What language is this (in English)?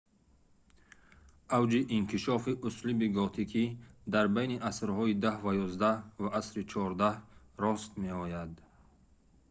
Tajik